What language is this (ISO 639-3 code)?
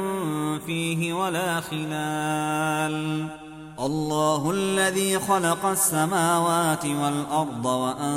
ara